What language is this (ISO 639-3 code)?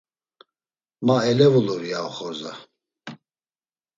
lzz